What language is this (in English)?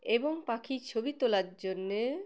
Bangla